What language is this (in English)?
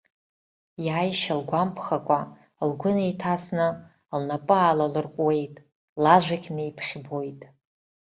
Abkhazian